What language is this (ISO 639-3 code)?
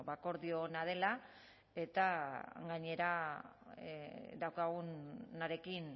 eus